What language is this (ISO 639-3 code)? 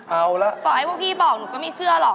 tha